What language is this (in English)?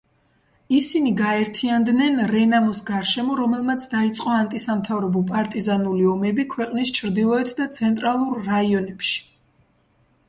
Georgian